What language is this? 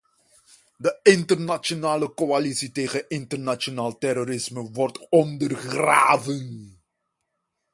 Dutch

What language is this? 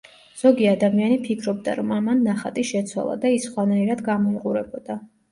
Georgian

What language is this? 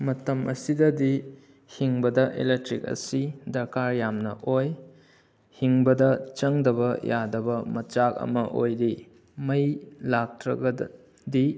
Manipuri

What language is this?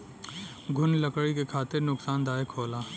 Bhojpuri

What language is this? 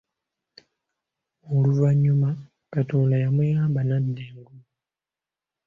Ganda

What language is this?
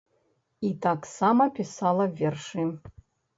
Belarusian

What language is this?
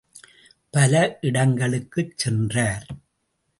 Tamil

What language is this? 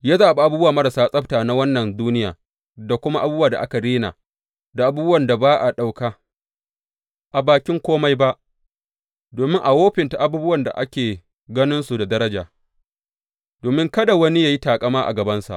Hausa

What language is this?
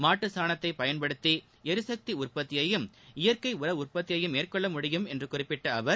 Tamil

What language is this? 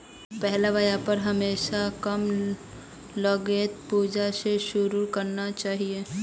Magahi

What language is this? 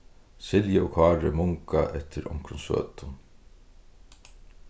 Faroese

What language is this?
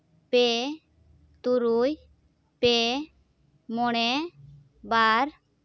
Santali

